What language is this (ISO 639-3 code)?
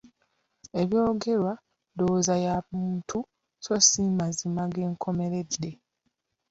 lug